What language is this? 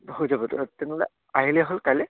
Assamese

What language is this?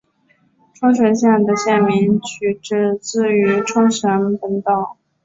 Chinese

